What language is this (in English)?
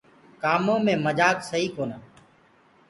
Gurgula